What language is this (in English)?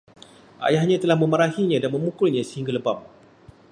Malay